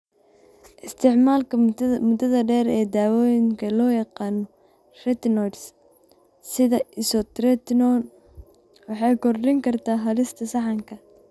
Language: Somali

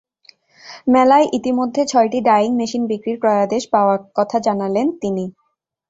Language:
Bangla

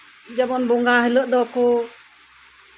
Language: Santali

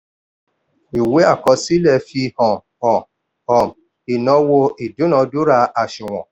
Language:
Yoruba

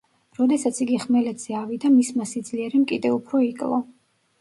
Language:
Georgian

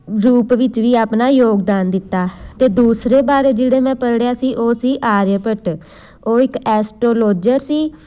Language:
Punjabi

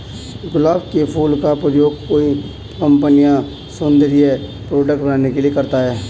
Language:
Hindi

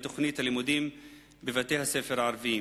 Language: Hebrew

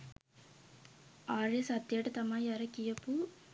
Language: Sinhala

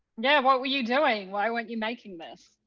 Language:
English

